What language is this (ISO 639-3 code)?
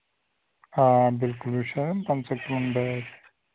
kas